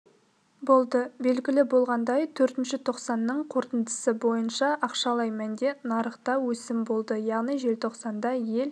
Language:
Kazakh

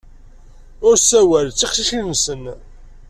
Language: Kabyle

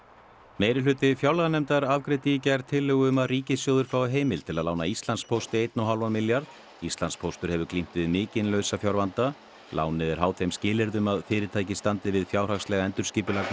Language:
Icelandic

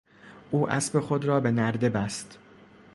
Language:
Persian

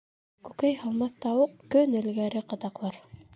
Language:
Bashkir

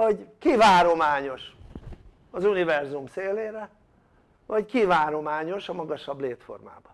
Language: Hungarian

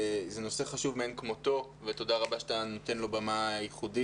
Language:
Hebrew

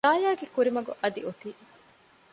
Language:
Divehi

